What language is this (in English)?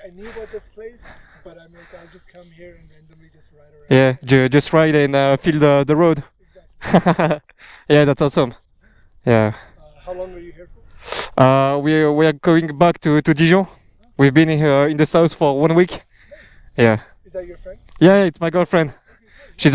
French